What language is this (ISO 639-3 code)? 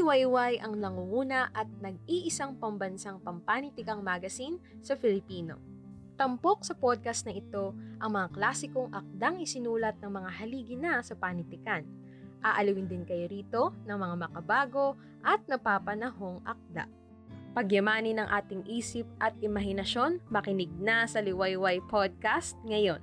fil